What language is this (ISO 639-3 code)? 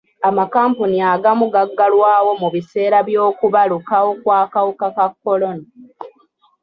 lug